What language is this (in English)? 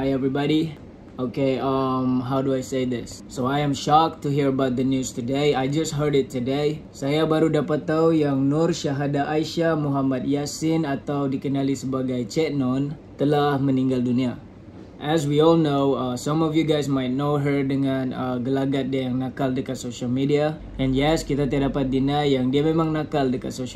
Indonesian